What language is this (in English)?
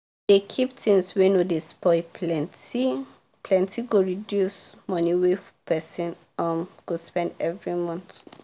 Nigerian Pidgin